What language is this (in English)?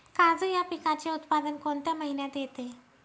Marathi